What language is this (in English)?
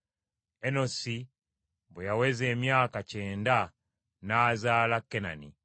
Ganda